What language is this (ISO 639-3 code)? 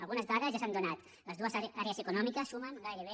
cat